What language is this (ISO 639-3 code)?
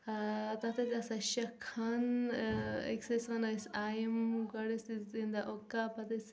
kas